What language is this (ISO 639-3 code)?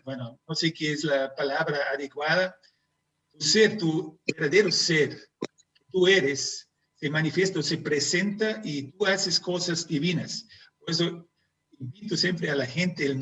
spa